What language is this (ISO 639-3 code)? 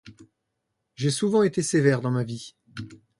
fra